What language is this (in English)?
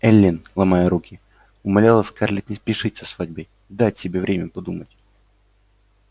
Russian